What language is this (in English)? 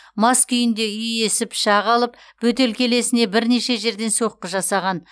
Kazakh